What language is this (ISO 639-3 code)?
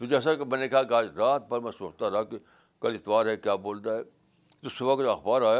urd